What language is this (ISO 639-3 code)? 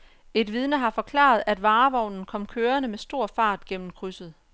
dan